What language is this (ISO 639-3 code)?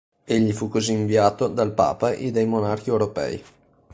ita